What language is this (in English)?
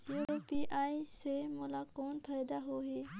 Chhattisgarhi